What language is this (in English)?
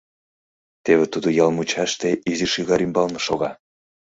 Mari